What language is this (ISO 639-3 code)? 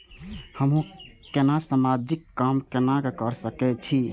mai